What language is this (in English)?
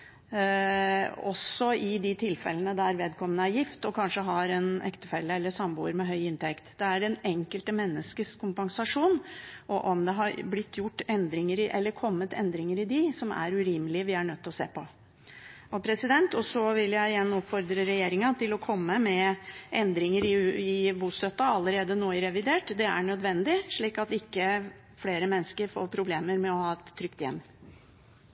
Norwegian Bokmål